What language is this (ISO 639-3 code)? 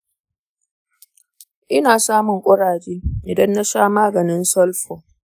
hau